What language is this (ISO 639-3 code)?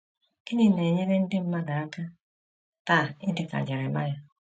ibo